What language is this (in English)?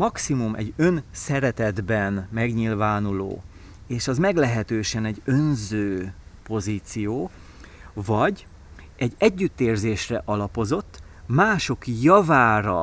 Hungarian